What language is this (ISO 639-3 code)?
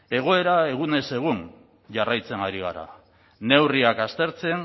eus